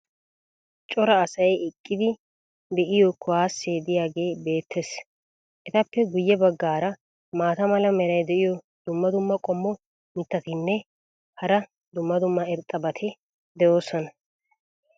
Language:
Wolaytta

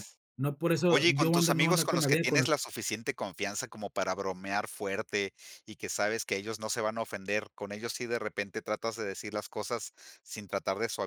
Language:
Spanish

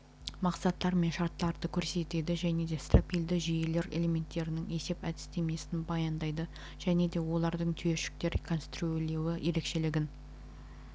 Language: Kazakh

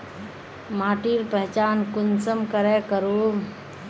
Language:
Magahi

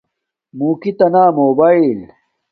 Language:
Domaaki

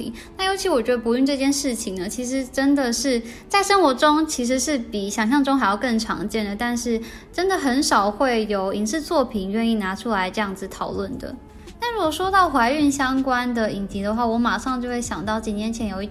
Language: Chinese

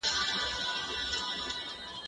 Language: Pashto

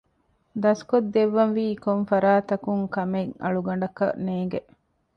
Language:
Divehi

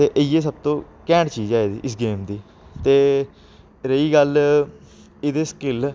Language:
Dogri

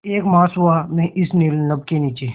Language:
Hindi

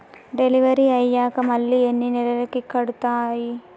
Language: Telugu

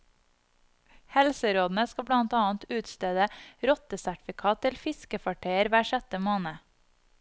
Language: Norwegian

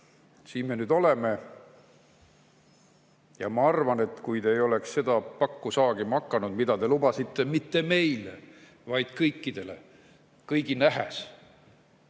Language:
Estonian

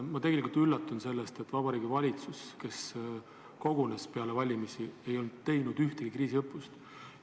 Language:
Estonian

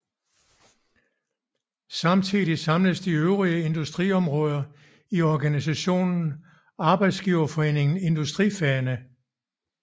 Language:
Danish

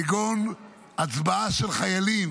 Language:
Hebrew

